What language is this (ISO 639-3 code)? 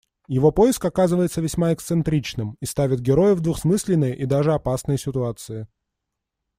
rus